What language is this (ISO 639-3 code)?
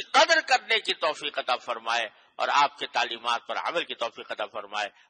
hin